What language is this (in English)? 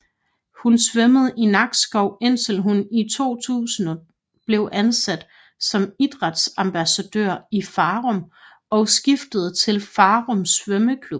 Danish